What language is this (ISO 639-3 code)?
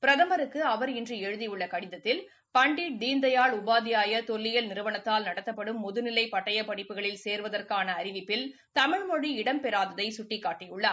tam